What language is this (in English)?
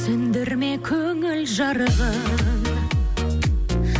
Kazakh